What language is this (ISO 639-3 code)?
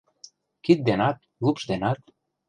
chm